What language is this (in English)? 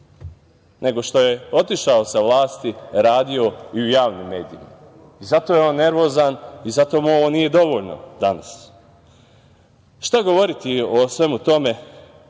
Serbian